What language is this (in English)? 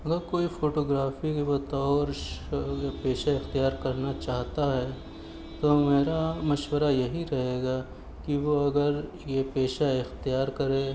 Urdu